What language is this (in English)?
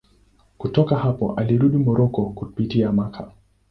Swahili